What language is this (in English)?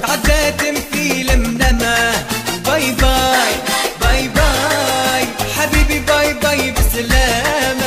Arabic